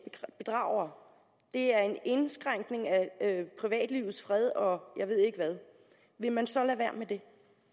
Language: Danish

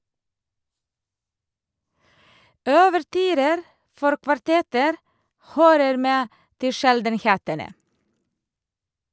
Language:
Norwegian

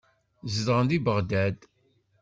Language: Kabyle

